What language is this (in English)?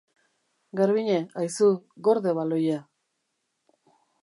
Basque